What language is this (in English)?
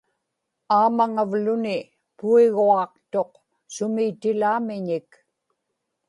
Inupiaq